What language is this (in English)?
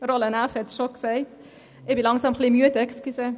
Swiss German